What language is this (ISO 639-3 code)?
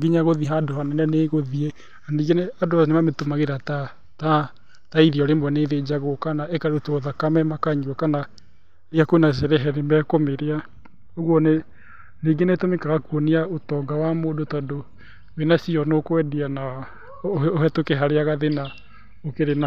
kik